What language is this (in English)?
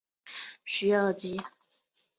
Chinese